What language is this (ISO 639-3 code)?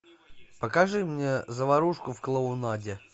rus